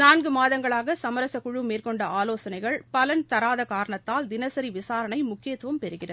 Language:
Tamil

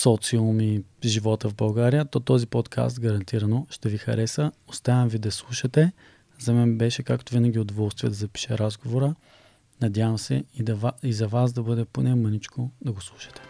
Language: Bulgarian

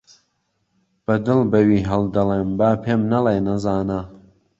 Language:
Central Kurdish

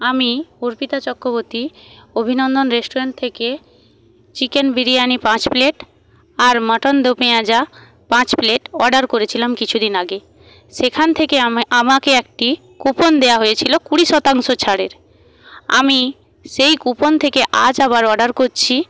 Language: Bangla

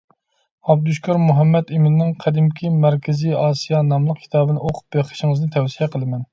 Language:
Uyghur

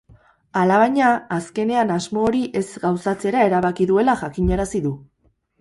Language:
Basque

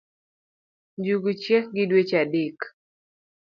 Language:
Luo (Kenya and Tanzania)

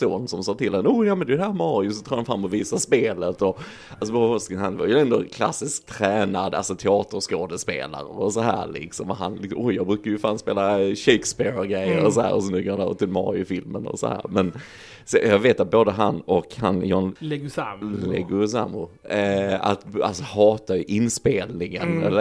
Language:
Swedish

